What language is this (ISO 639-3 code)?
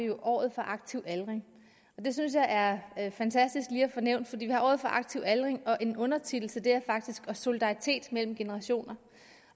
dan